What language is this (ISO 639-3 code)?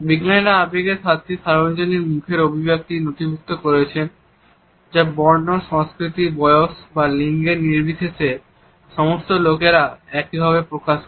ben